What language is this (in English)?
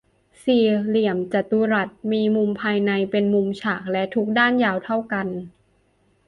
Thai